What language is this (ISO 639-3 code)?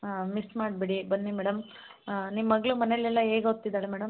kan